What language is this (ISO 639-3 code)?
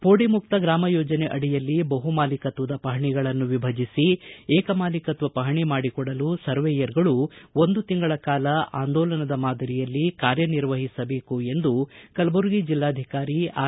kan